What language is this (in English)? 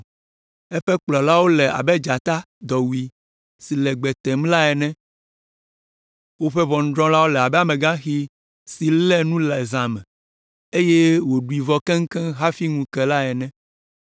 Ewe